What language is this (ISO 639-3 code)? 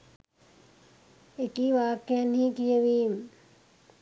sin